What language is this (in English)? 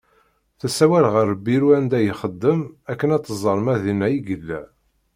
Kabyle